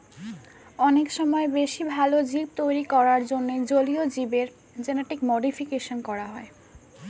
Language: Bangla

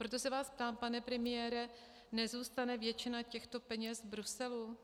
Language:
Czech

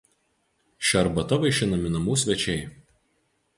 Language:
Lithuanian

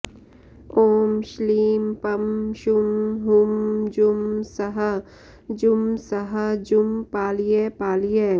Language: Sanskrit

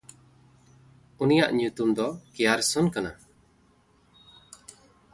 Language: Santali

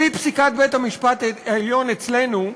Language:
Hebrew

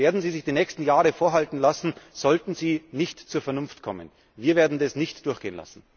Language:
German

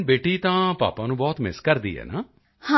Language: Punjabi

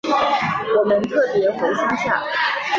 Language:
Chinese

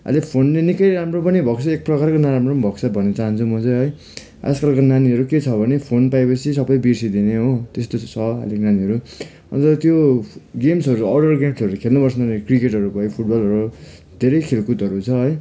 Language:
Nepali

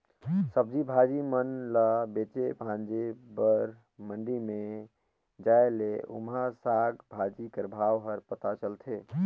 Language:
Chhattisgarhi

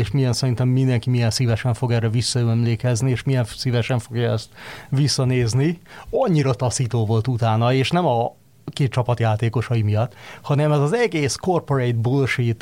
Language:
Hungarian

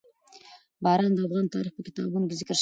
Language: Pashto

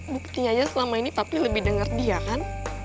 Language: Indonesian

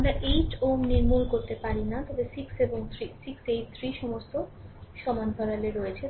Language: Bangla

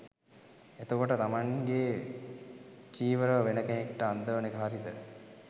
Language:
Sinhala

